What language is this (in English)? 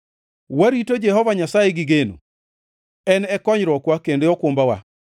Luo (Kenya and Tanzania)